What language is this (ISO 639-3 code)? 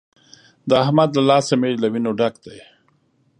pus